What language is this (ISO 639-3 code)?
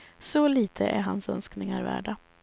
swe